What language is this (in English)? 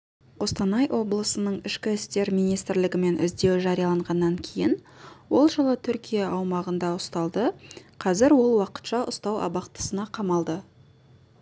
Kazakh